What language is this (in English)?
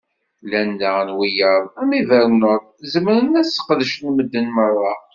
Kabyle